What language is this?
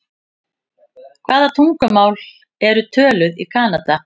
Icelandic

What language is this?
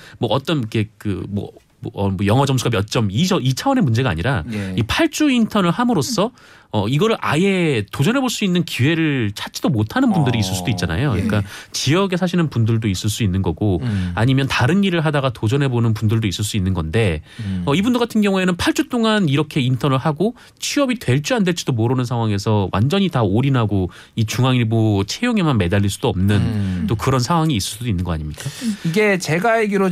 Korean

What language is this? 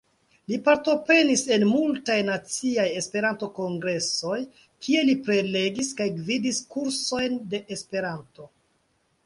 Esperanto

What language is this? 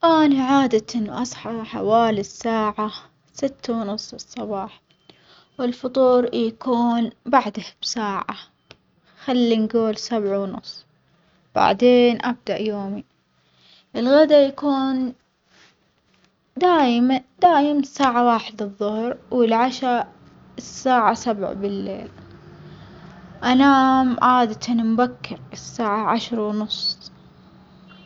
Omani Arabic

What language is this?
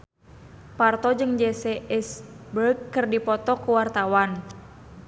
Sundanese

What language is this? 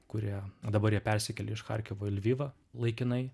Lithuanian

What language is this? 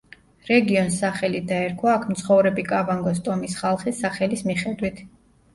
Georgian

